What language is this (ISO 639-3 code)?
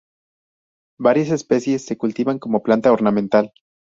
spa